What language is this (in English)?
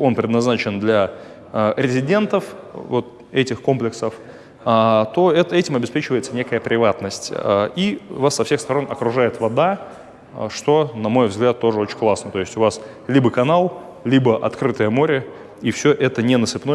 Russian